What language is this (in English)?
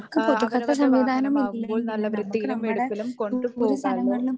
Malayalam